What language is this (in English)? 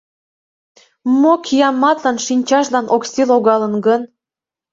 Mari